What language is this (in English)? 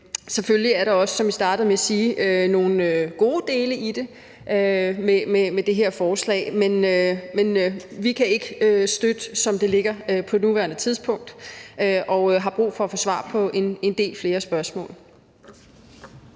Danish